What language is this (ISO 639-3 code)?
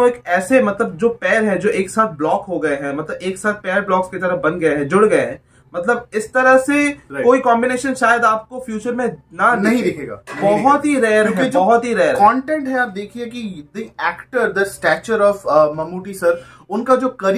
hin